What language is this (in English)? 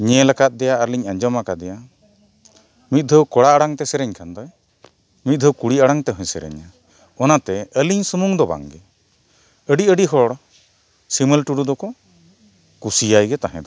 Santali